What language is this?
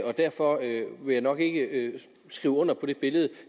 Danish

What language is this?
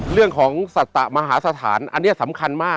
Thai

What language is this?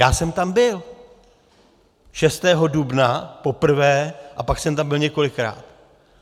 Czech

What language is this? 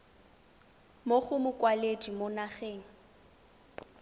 Tswana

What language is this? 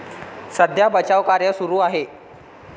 Marathi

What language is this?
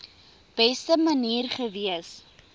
Afrikaans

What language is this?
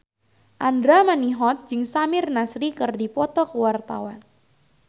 Sundanese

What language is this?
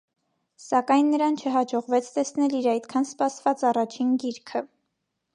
Armenian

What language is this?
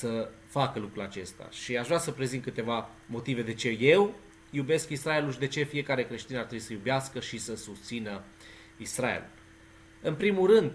Romanian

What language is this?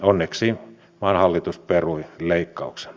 Finnish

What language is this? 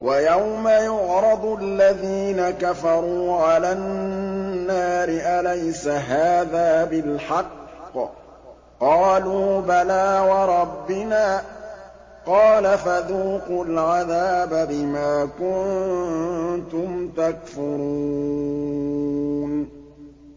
Arabic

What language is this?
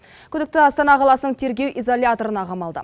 Kazakh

